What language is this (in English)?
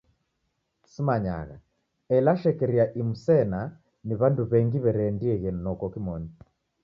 Taita